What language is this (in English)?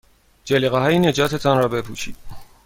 Persian